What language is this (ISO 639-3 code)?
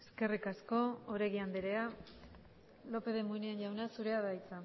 eus